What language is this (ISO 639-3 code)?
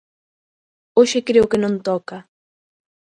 glg